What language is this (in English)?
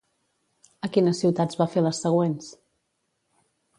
Catalan